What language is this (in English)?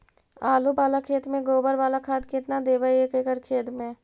Magahi